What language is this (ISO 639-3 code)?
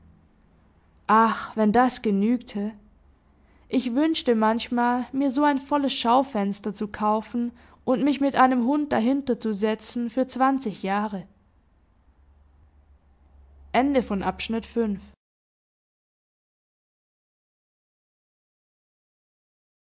deu